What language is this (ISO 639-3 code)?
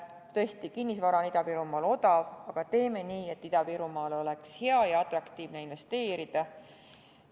est